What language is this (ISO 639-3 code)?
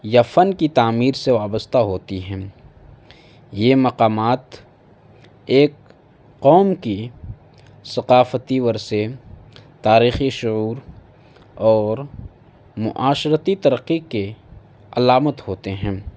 urd